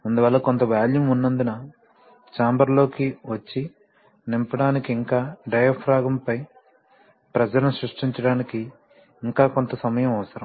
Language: Telugu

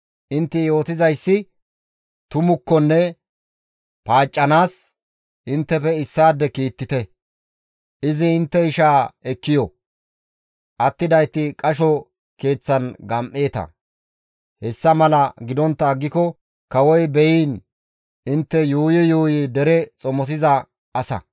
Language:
Gamo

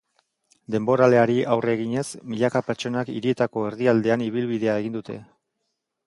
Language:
Basque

